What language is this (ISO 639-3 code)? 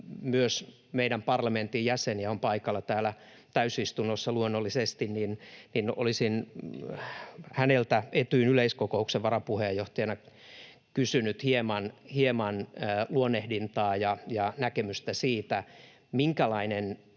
fin